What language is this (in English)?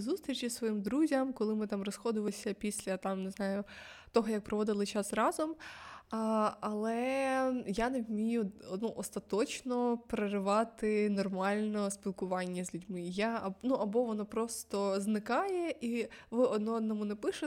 Ukrainian